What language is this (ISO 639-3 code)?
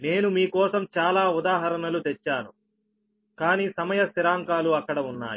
tel